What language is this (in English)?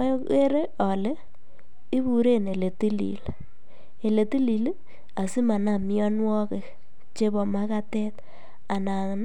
Kalenjin